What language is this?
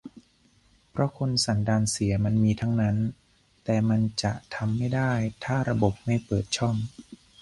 Thai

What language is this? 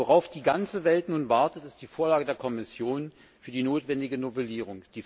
German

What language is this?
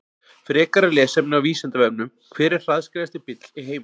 Icelandic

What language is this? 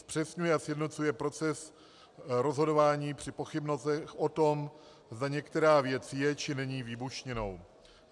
Czech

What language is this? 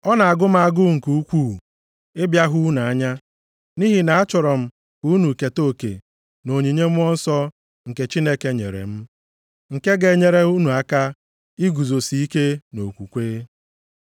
Igbo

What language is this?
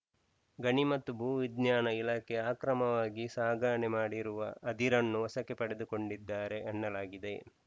Kannada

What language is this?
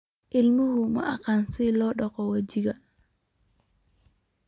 Somali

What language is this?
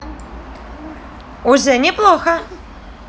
Russian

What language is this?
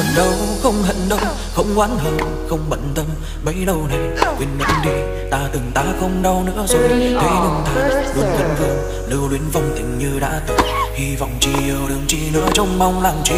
Vietnamese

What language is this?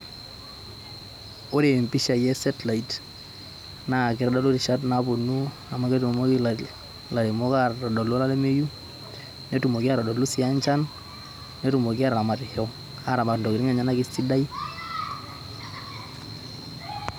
Masai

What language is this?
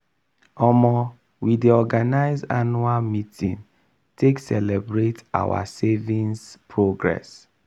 Nigerian Pidgin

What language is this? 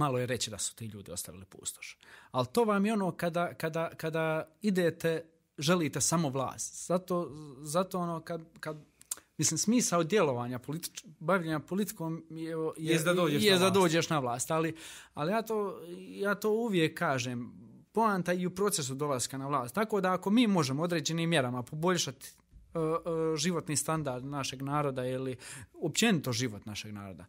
Croatian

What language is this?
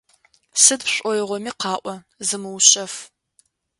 Adyghe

